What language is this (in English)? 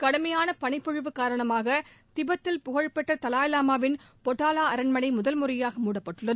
Tamil